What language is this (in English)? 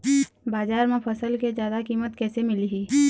Chhattisgarhi